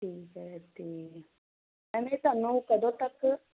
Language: Punjabi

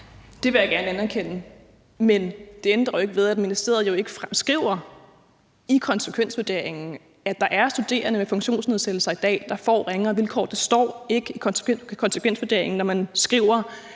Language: Danish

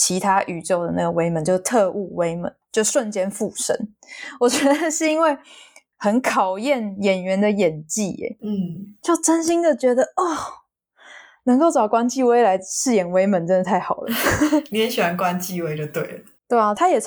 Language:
Chinese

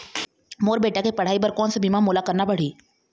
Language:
Chhattisgarhi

